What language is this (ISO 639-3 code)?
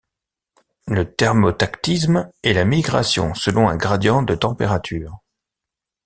fra